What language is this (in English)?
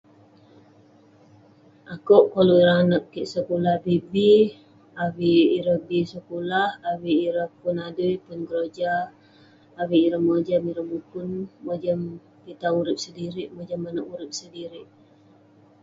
Western Penan